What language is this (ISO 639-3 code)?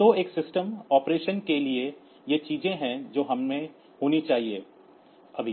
hin